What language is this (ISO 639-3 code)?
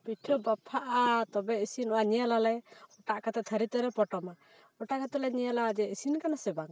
sat